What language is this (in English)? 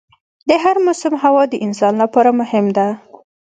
Pashto